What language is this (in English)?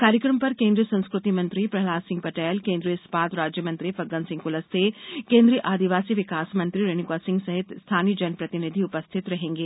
Hindi